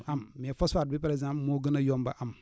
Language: Wolof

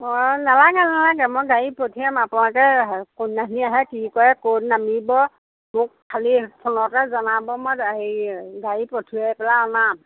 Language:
Assamese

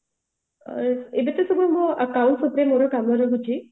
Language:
Odia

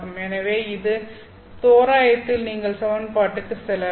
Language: Tamil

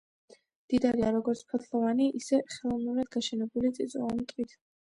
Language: Georgian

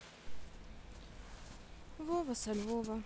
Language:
Russian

